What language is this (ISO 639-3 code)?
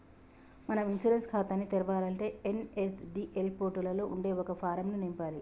tel